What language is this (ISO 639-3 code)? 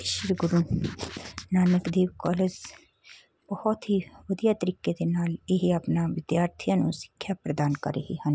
pan